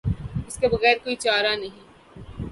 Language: Urdu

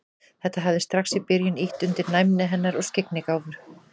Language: Icelandic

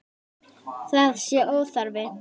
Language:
Icelandic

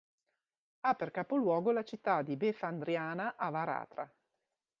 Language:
Italian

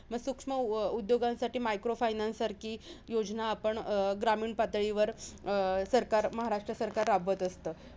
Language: Marathi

